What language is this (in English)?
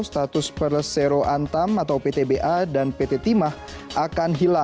Indonesian